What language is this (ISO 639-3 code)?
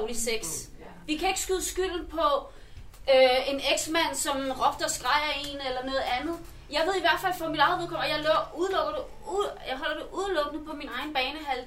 dan